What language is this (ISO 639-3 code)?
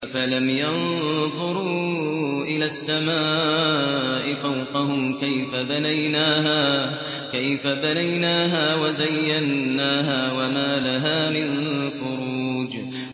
ara